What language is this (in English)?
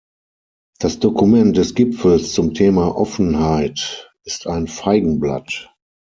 German